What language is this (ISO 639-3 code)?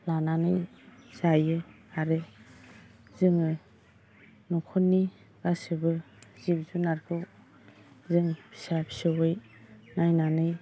brx